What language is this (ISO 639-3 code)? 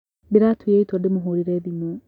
kik